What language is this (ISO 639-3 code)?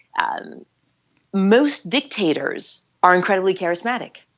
eng